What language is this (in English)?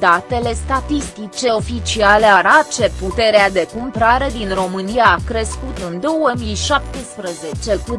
Romanian